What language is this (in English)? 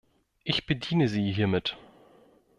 German